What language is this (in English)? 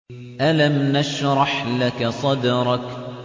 Arabic